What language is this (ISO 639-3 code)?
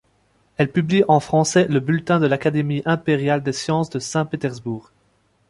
fra